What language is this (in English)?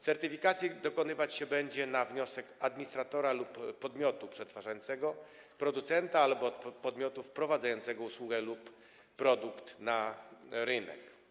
Polish